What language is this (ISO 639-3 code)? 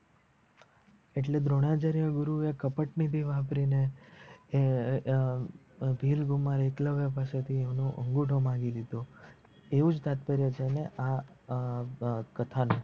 guj